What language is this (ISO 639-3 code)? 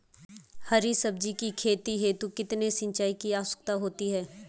hin